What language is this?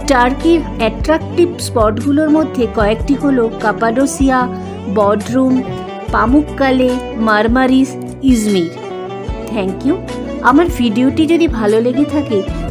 Hindi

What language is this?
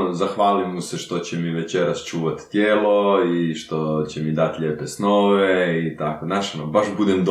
Croatian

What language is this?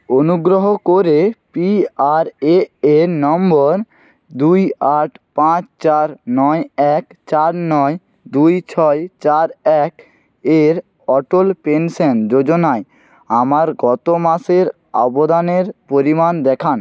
Bangla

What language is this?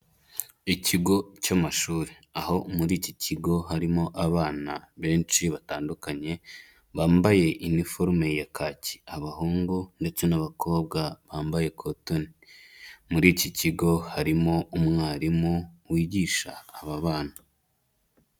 Kinyarwanda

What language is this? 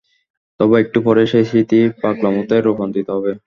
Bangla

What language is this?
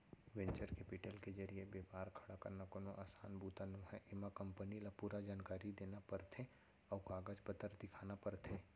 Chhattisgarhi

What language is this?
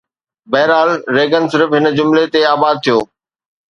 Sindhi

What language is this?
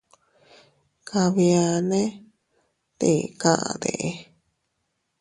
Teutila Cuicatec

